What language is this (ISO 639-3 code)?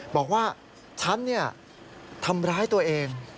tha